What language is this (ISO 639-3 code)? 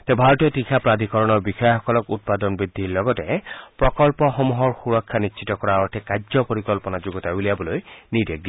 asm